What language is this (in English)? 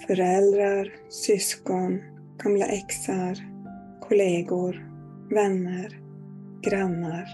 Swedish